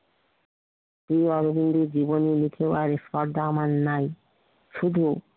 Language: Bangla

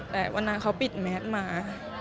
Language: Thai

